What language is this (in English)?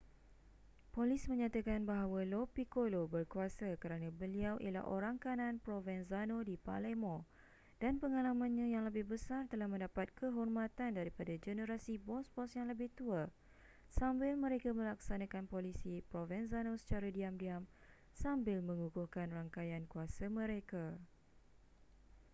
Malay